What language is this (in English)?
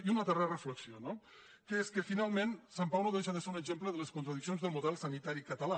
Catalan